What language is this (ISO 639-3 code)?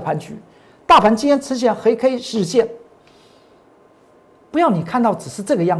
zho